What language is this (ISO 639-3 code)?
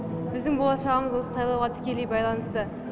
kaz